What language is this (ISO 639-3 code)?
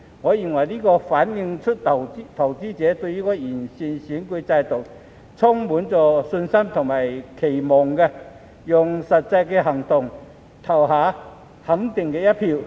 yue